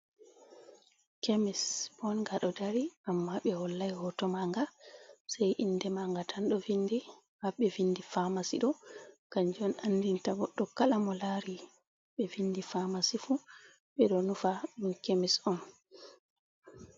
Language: Fula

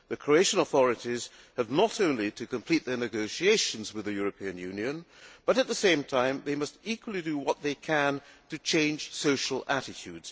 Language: English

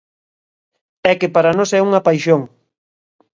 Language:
Galician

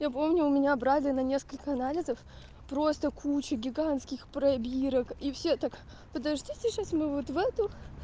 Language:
Russian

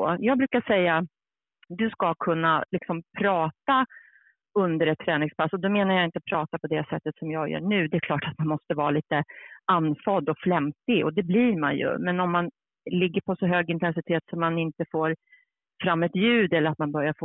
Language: Swedish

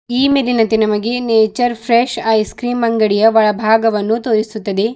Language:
Kannada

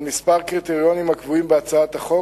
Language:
Hebrew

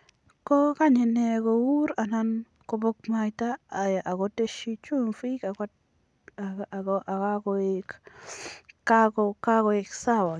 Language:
Kalenjin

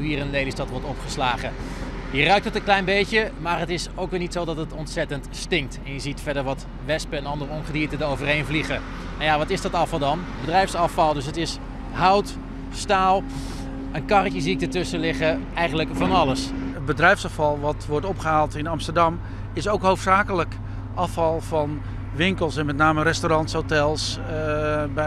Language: Dutch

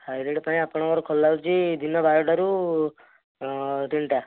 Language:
Odia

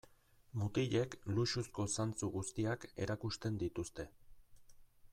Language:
Basque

